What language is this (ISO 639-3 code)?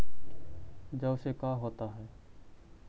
mag